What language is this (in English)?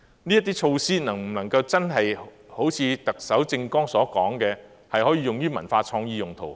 Cantonese